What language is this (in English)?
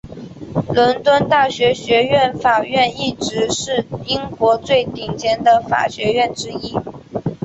Chinese